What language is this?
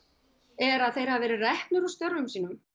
Icelandic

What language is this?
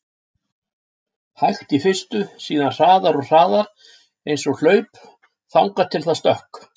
Icelandic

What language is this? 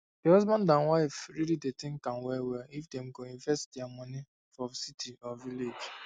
Nigerian Pidgin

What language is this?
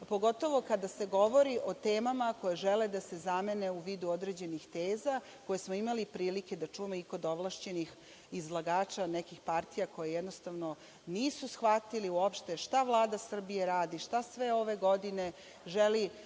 Serbian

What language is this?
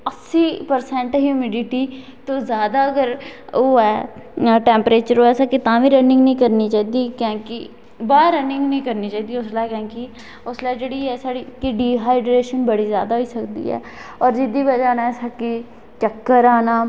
Dogri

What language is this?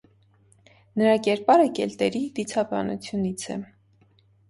Armenian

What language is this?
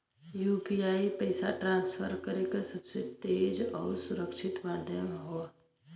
Bhojpuri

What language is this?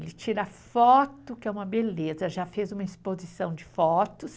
Portuguese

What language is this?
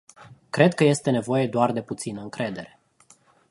Romanian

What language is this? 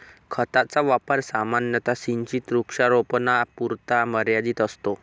Marathi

